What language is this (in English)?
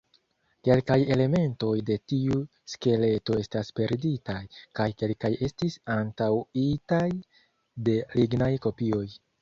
Esperanto